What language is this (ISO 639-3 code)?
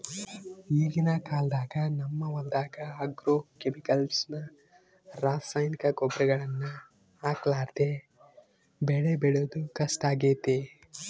kan